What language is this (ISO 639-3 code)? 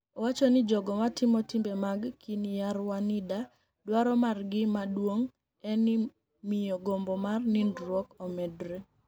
luo